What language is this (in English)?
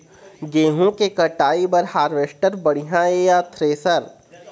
Chhattisgarhi